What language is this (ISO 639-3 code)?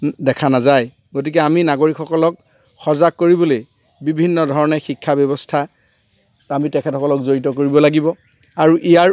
asm